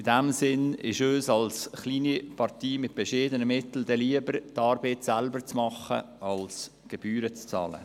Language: Swiss German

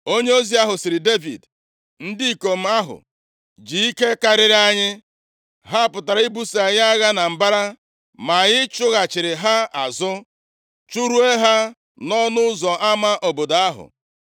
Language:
Igbo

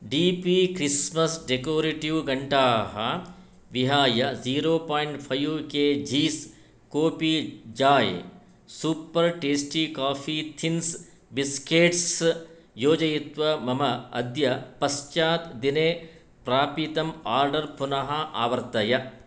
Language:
Sanskrit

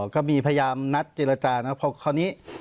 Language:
Thai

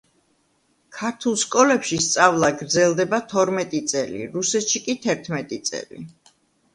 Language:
Georgian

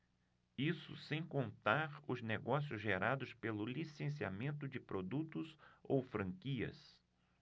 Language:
Portuguese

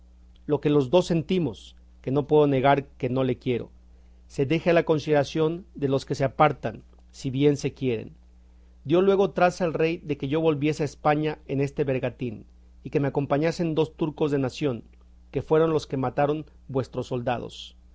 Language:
Spanish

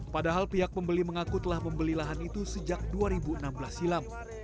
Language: Indonesian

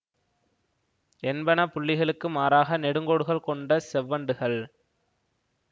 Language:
Tamil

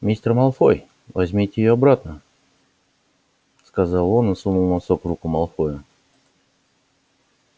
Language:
Russian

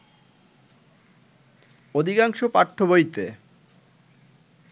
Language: Bangla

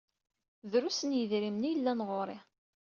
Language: Kabyle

